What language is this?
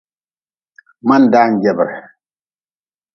Nawdm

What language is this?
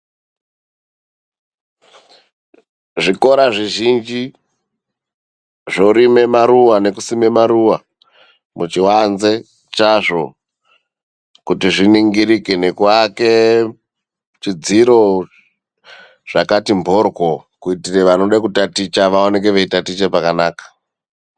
Ndau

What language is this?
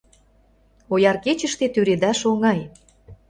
Mari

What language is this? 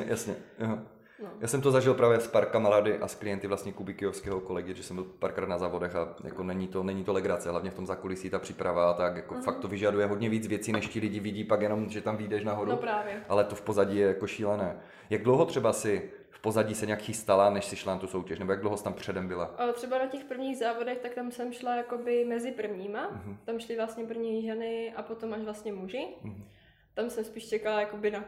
Czech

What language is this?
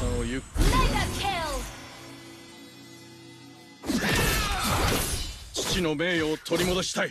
Japanese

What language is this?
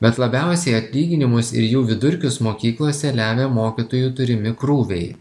Lithuanian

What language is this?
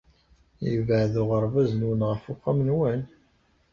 Kabyle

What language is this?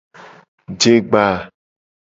Gen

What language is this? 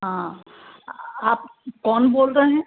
Hindi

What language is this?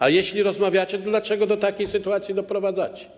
Polish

